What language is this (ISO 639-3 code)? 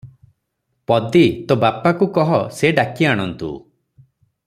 ori